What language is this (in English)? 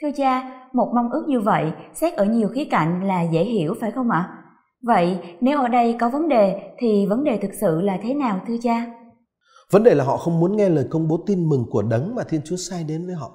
Vietnamese